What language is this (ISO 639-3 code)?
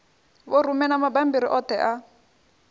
ven